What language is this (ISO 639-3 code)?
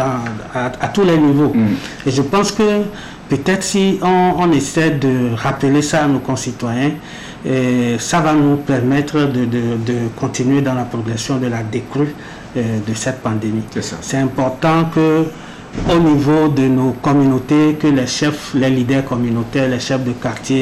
fra